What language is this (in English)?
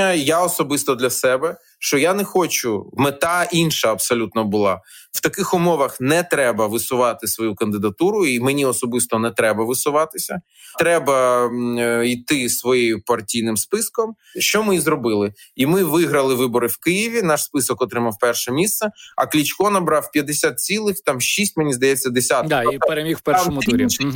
Ukrainian